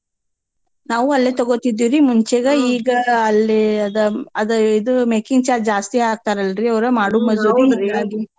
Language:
Kannada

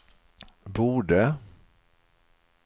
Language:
Swedish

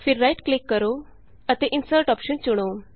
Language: Punjabi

